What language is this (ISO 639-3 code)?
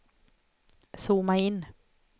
swe